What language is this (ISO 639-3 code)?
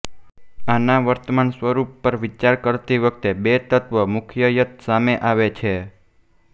guj